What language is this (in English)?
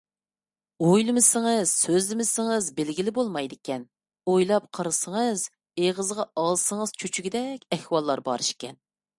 Uyghur